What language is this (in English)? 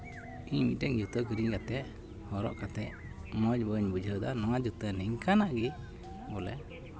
Santali